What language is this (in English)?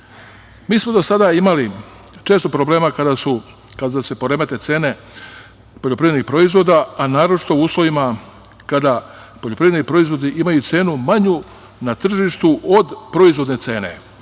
Serbian